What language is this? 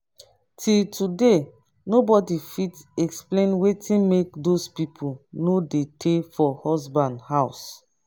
Nigerian Pidgin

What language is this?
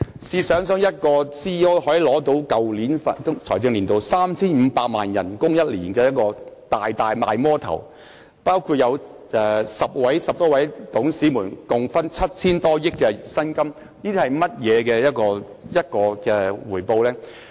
Cantonese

